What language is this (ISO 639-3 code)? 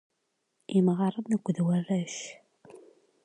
kab